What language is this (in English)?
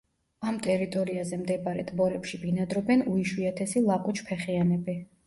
Georgian